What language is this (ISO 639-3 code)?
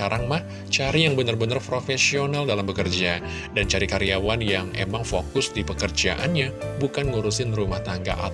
ind